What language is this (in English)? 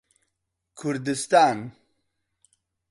Central Kurdish